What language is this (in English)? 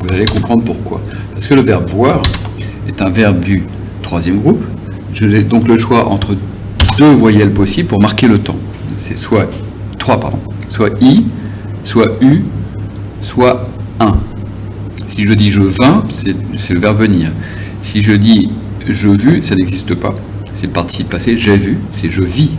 French